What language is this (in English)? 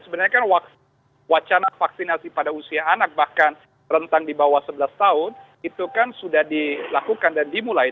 Indonesian